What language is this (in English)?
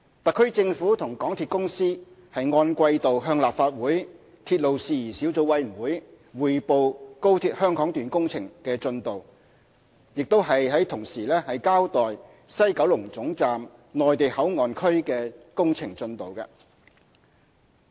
Cantonese